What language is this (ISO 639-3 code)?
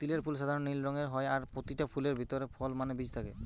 ben